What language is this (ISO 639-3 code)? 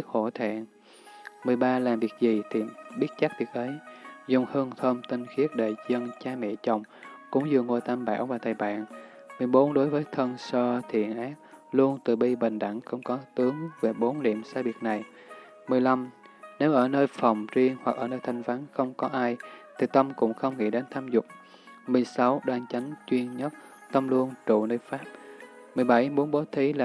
vie